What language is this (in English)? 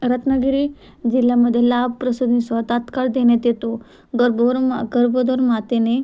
Marathi